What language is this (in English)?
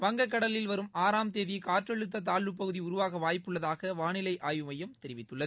Tamil